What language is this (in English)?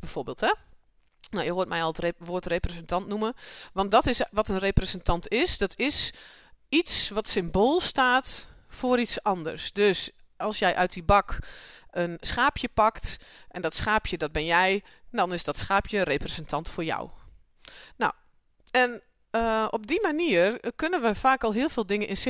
Dutch